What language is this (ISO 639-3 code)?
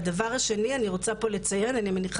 heb